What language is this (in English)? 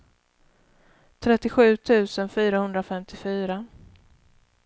Swedish